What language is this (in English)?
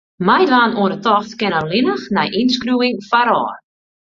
Western Frisian